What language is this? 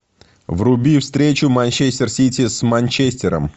Russian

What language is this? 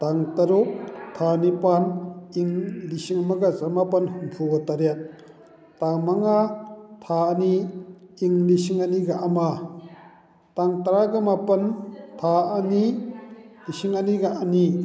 Manipuri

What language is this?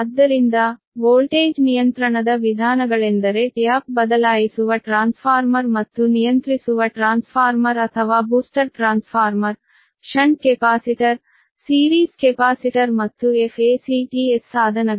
Kannada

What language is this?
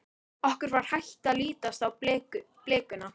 Icelandic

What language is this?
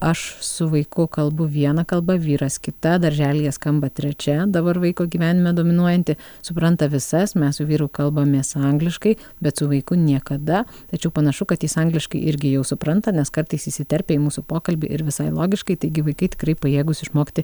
Lithuanian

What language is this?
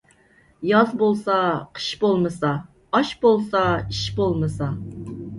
Uyghur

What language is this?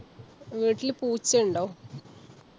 Malayalam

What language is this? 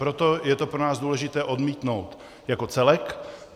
Czech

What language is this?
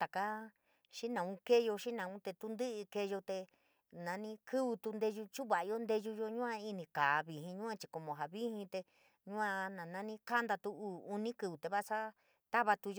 San Miguel El Grande Mixtec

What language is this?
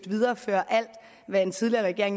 Danish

